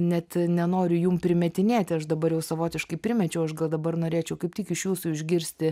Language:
Lithuanian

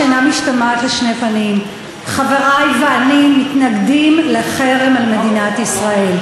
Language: Hebrew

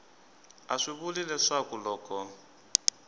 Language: Tsonga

